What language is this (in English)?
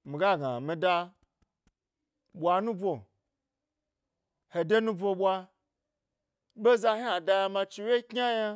Gbari